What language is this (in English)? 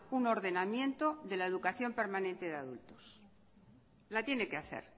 Spanish